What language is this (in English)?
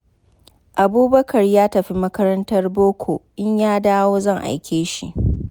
Hausa